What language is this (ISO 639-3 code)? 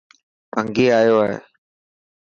mki